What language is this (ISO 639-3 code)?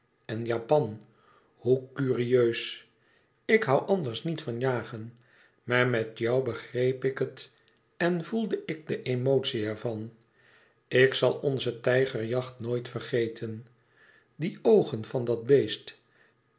nld